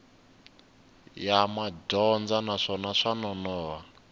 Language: Tsonga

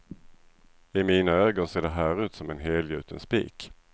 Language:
Swedish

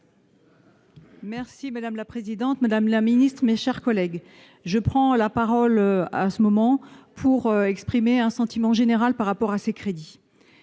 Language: French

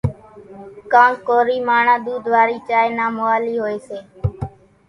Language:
Kachi Koli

